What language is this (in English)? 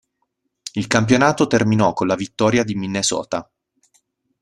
Italian